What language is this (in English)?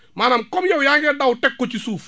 Wolof